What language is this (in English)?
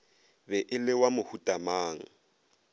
Northern Sotho